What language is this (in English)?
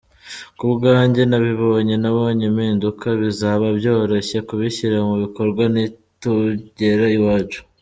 Kinyarwanda